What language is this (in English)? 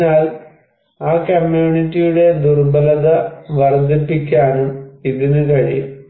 Malayalam